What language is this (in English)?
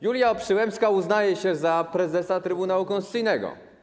Polish